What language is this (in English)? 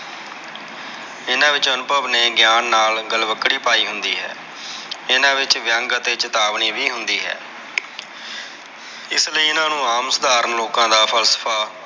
Punjabi